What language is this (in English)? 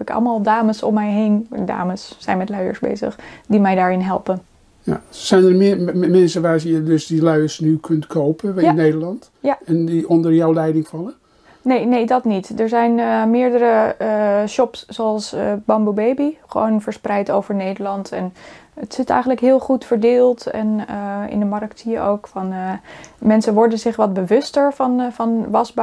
Dutch